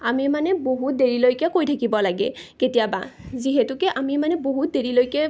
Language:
Assamese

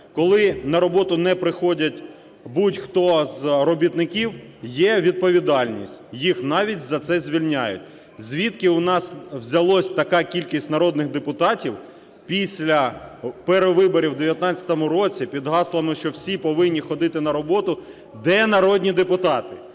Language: Ukrainian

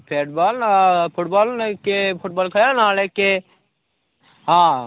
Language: Odia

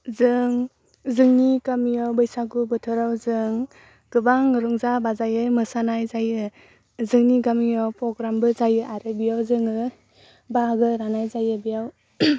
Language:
Bodo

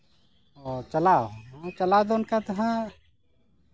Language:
Santali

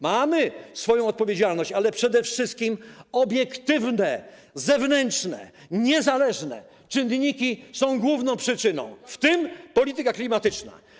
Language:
Polish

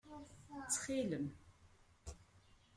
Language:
Kabyle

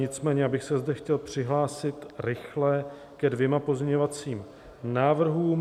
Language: Czech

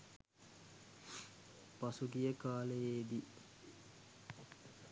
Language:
Sinhala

